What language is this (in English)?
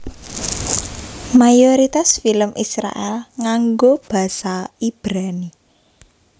Javanese